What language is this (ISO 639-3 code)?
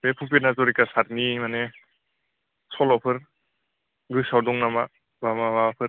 brx